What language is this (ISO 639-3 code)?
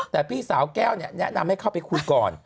tha